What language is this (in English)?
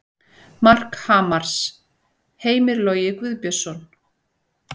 Icelandic